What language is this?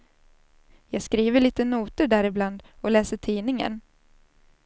Swedish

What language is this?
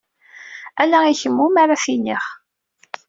Kabyle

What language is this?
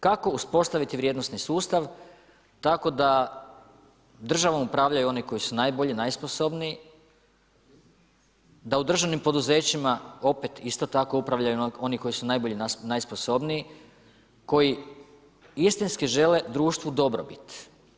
Croatian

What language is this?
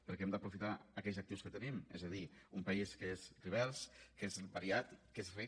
Catalan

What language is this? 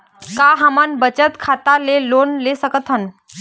Chhattisgarhi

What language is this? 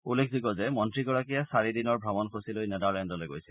Assamese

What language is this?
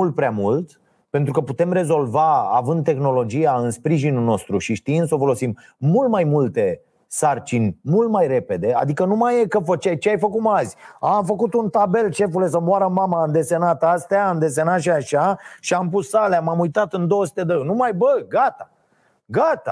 Romanian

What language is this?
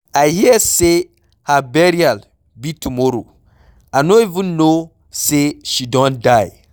Nigerian Pidgin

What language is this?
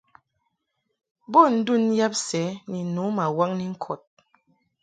Mungaka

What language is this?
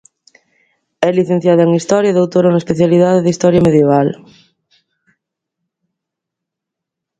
Galician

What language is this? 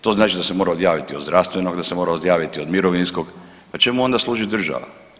Croatian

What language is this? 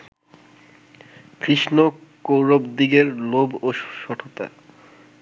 Bangla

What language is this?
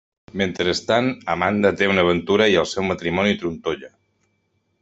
Catalan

